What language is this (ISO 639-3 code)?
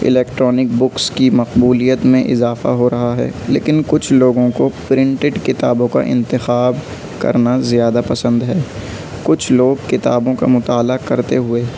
urd